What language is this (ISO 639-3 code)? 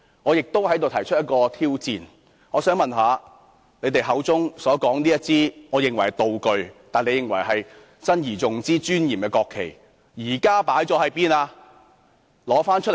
yue